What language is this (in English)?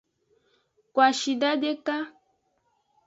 Aja (Benin)